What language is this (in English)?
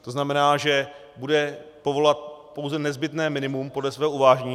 Czech